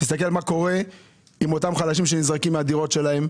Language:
Hebrew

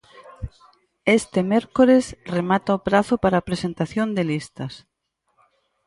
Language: Galician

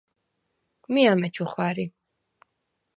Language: Svan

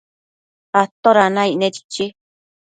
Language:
Matsés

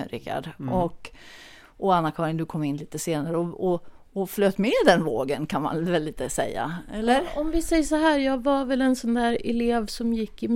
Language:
Swedish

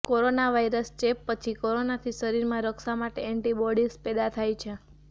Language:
Gujarati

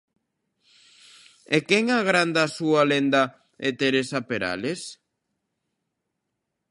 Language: Galician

